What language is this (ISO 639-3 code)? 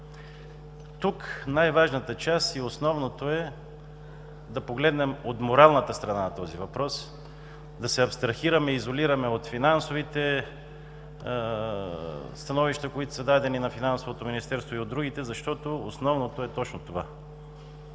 bul